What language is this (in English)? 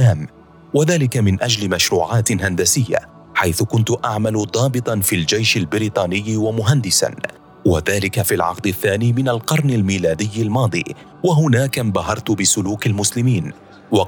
Arabic